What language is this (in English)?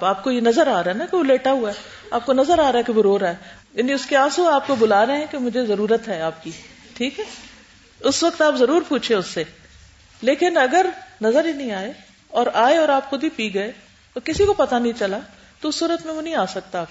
Urdu